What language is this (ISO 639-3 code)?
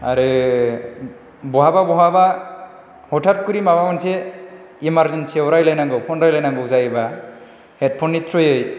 brx